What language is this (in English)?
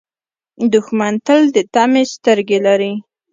Pashto